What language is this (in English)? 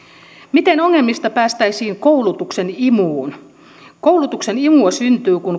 Finnish